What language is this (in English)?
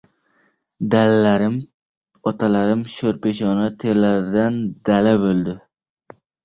Uzbek